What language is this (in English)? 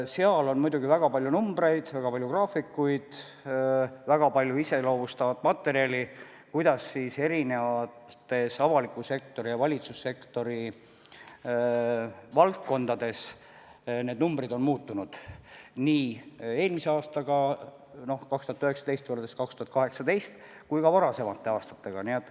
Estonian